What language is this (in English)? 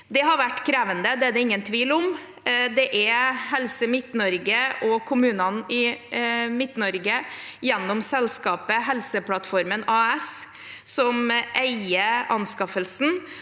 Norwegian